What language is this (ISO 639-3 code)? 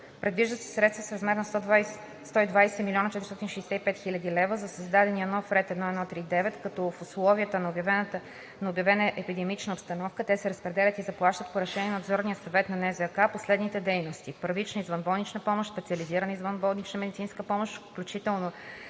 bul